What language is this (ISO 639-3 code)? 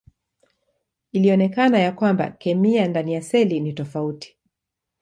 swa